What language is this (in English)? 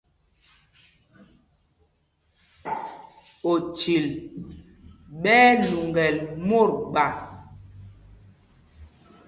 Mpumpong